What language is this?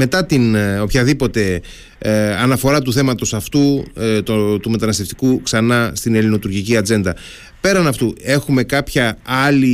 Greek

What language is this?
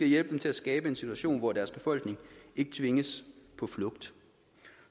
Danish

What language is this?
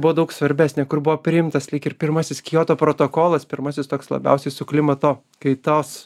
Lithuanian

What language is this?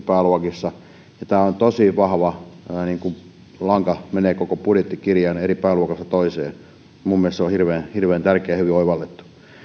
Finnish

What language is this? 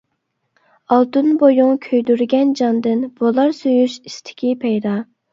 Uyghur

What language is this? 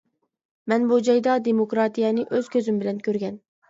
Uyghur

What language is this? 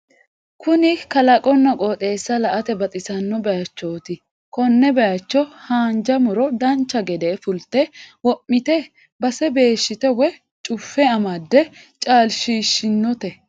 Sidamo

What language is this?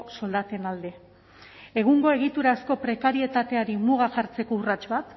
Basque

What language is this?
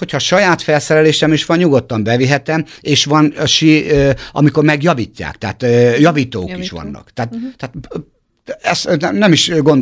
Hungarian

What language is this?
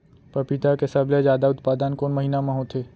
Chhattisgarhi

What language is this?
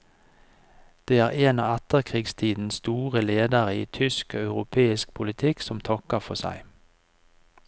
Norwegian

